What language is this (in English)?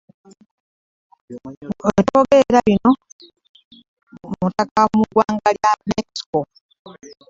Ganda